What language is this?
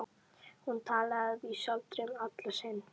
Icelandic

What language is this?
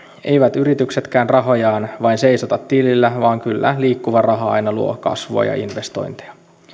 Finnish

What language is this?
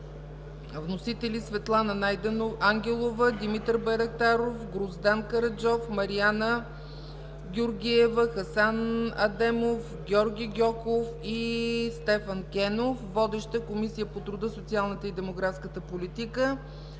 Bulgarian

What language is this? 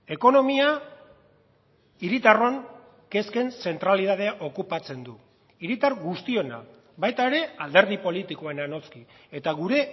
Basque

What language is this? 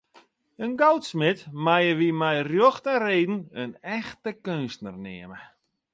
Western Frisian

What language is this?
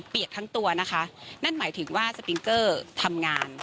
Thai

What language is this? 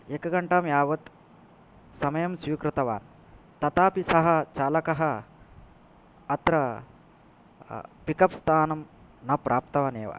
Sanskrit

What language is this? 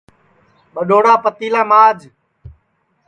Sansi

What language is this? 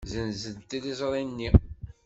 Kabyle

